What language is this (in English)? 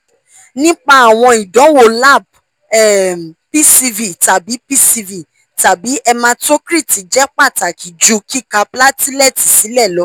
Yoruba